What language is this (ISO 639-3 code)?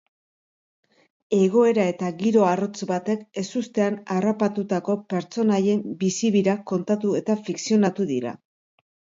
eus